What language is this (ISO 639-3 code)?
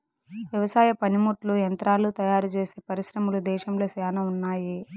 tel